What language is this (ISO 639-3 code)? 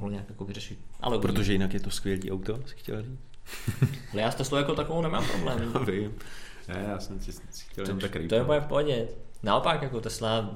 ces